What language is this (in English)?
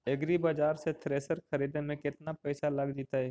Magahi